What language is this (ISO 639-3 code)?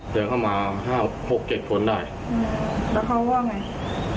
tha